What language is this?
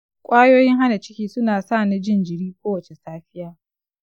Hausa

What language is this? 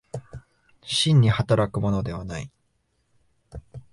Japanese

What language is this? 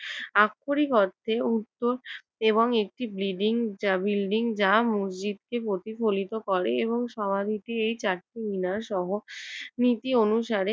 Bangla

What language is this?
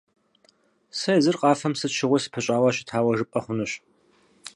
Kabardian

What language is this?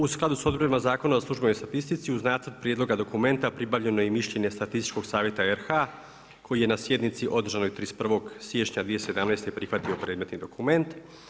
Croatian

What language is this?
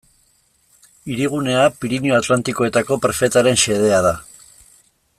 Basque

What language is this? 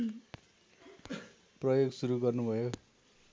Nepali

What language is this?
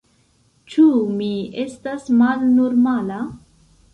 Esperanto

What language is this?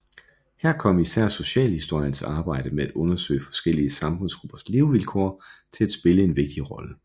Danish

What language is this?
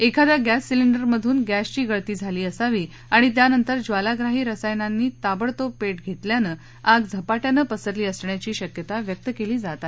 Marathi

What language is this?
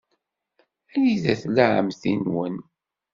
Kabyle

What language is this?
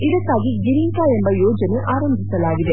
Kannada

